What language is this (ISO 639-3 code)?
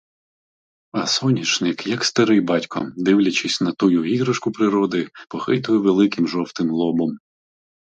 ukr